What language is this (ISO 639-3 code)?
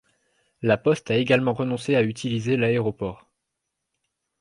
fra